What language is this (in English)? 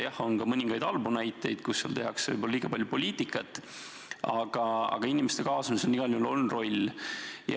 Estonian